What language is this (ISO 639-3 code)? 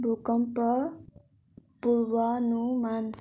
nep